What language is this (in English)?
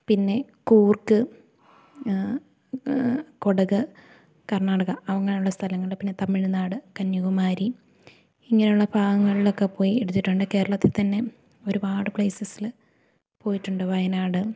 Malayalam